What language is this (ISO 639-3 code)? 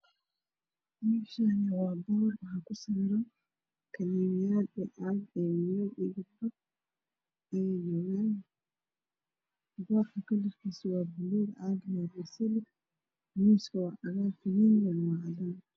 som